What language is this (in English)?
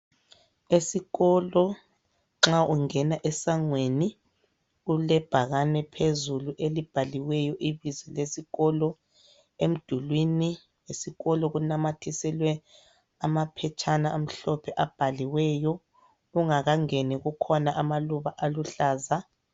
North Ndebele